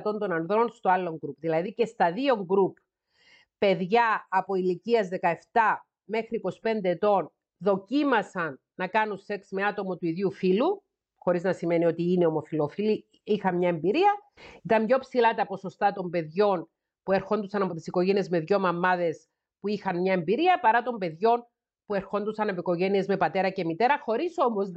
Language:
Greek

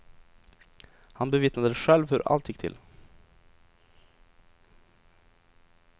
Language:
Swedish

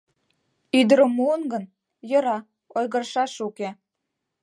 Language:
Mari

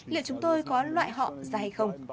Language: Vietnamese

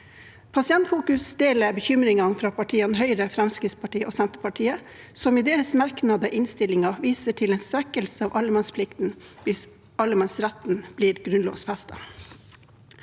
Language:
Norwegian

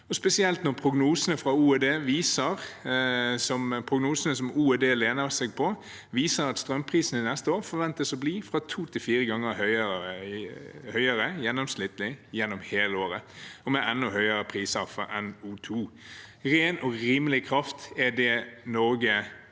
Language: Norwegian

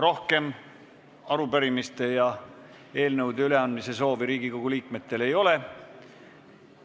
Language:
Estonian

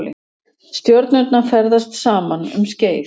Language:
Icelandic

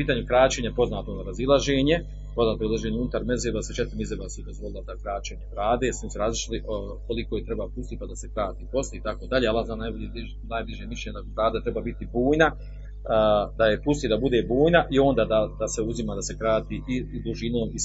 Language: Croatian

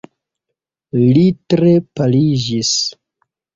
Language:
Esperanto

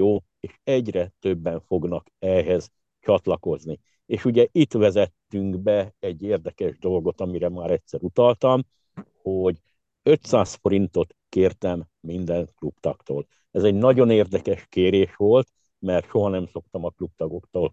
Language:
Hungarian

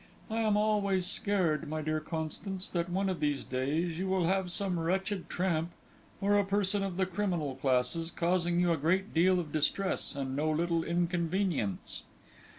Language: English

